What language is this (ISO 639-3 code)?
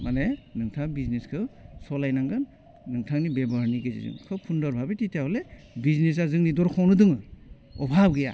brx